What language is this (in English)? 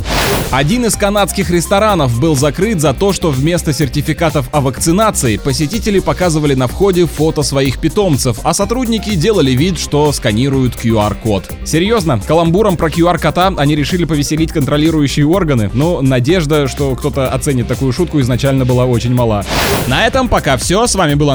Russian